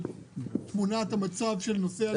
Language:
Hebrew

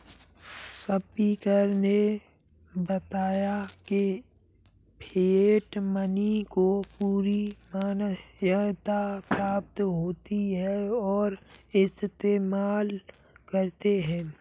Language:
Hindi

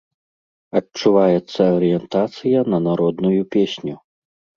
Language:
Belarusian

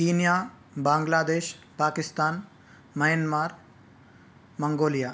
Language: Sanskrit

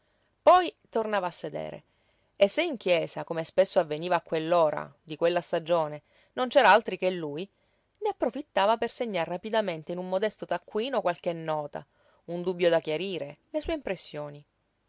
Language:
Italian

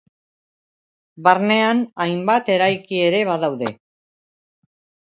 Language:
Basque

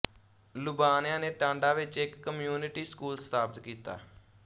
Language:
Punjabi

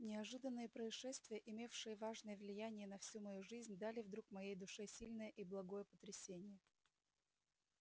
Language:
Russian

